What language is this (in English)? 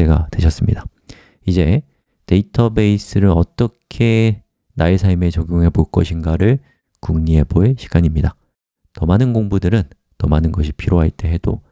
Korean